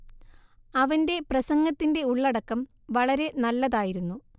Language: Malayalam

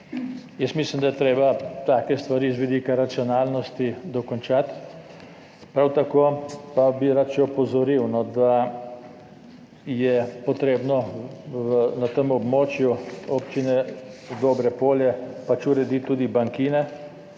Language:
Slovenian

